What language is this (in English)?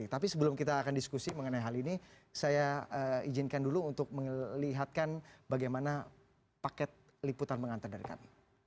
Indonesian